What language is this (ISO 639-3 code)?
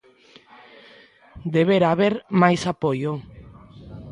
glg